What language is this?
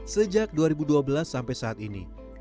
Indonesian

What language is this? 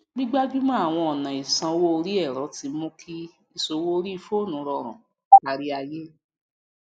Yoruba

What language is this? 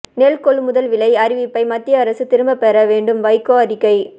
Tamil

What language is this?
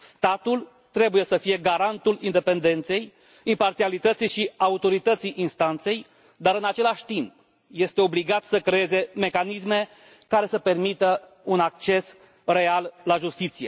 Romanian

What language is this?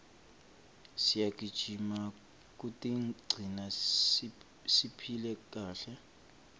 Swati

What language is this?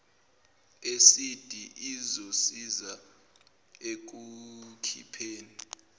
Zulu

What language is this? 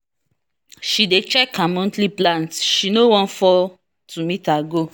Nigerian Pidgin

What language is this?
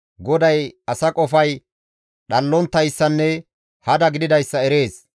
Gamo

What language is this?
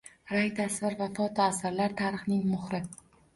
Uzbek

